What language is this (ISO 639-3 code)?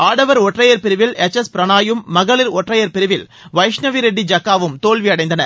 tam